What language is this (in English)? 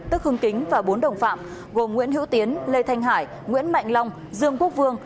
Vietnamese